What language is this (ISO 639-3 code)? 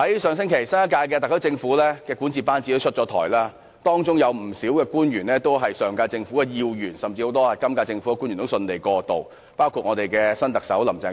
yue